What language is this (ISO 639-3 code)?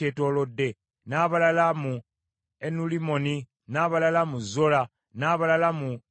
lug